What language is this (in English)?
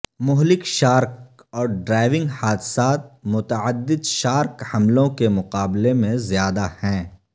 Urdu